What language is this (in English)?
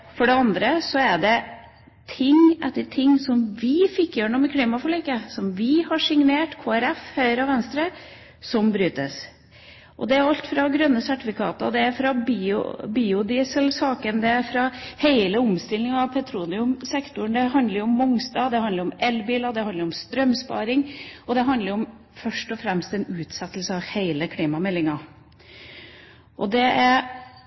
Norwegian Bokmål